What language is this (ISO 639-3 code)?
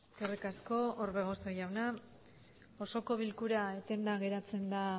eus